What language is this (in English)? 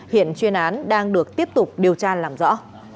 Vietnamese